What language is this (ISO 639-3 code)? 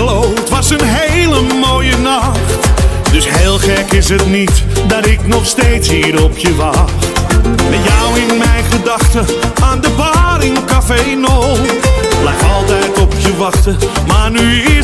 nld